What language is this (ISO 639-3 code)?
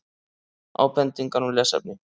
isl